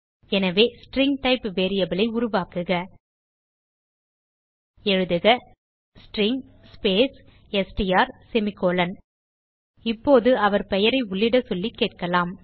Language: Tamil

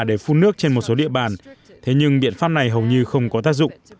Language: Vietnamese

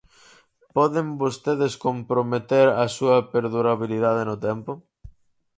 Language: Galician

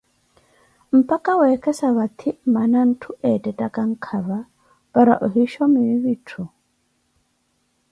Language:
Koti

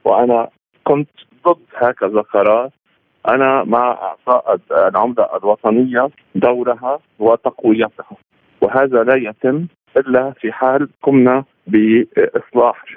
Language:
Arabic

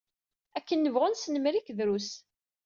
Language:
Kabyle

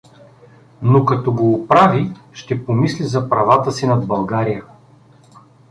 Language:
Bulgarian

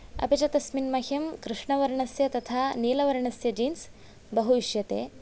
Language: Sanskrit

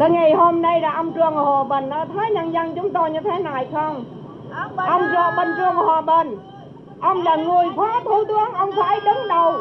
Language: Vietnamese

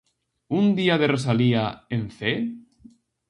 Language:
Galician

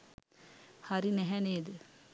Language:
Sinhala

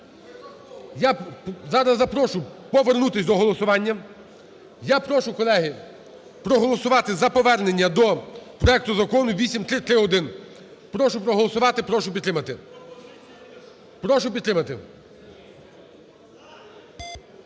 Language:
Ukrainian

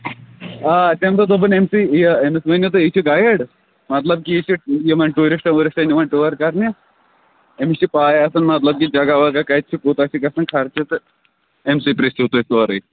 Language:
Kashmiri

